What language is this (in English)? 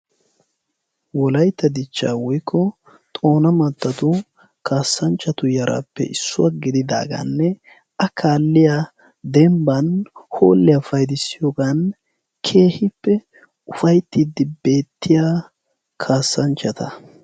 Wolaytta